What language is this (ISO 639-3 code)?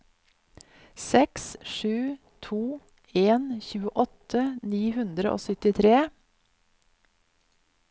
nor